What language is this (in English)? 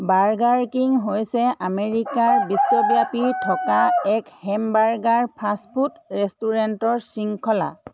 Assamese